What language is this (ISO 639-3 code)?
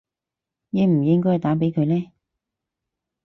yue